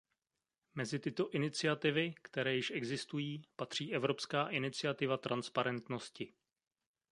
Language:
Czech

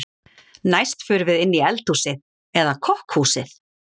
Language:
Icelandic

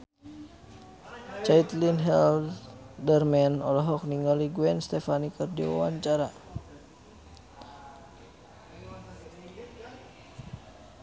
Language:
Sundanese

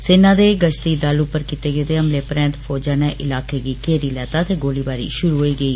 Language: Dogri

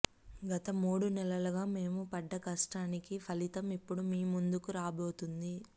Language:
Telugu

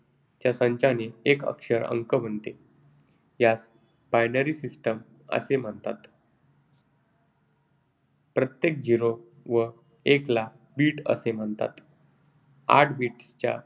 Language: Marathi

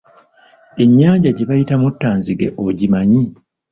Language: Ganda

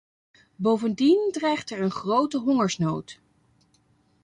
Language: Dutch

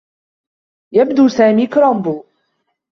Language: Arabic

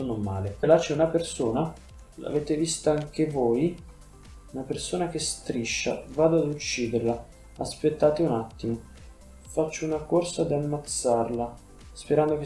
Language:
Italian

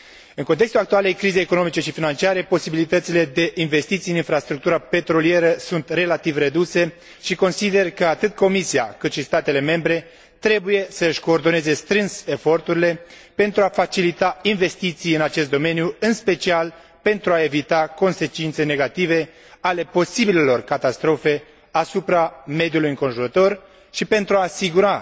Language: Romanian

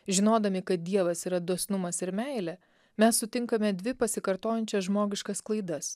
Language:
Lithuanian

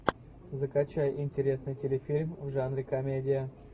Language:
Russian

